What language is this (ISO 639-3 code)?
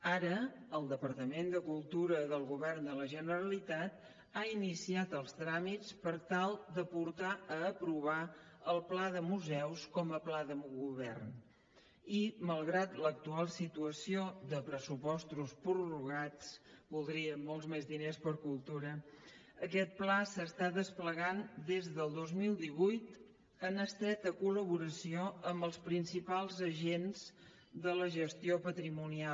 cat